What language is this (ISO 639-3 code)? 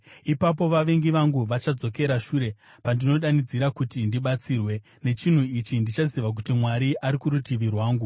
sna